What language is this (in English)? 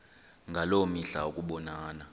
Xhosa